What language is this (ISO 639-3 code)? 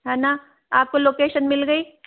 hin